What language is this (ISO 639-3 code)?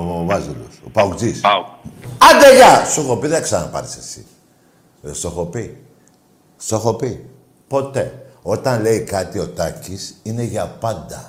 ell